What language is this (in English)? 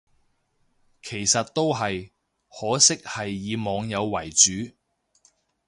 Cantonese